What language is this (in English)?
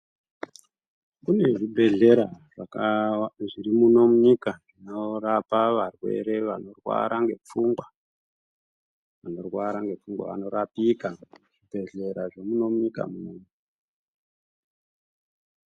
Ndau